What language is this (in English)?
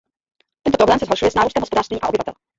Czech